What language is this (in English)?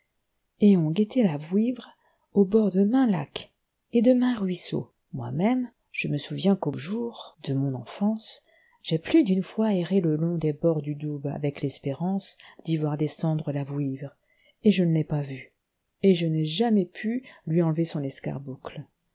French